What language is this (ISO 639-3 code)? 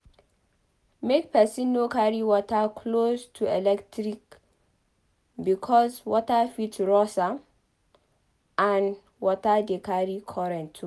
pcm